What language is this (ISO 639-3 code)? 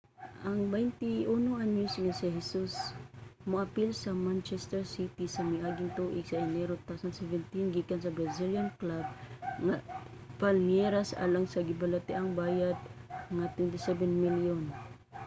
ceb